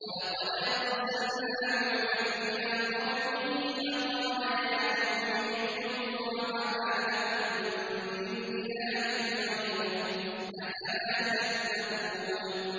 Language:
Arabic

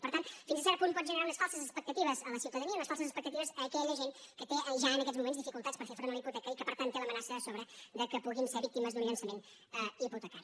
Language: Catalan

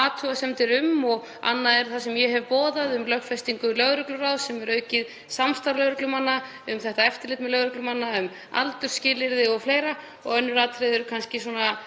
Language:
Icelandic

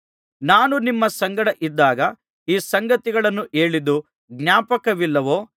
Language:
Kannada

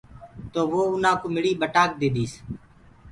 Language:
Gurgula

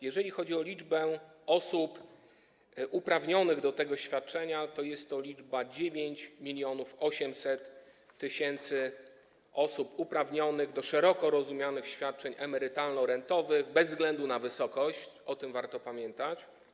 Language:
Polish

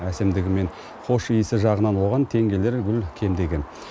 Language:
Kazakh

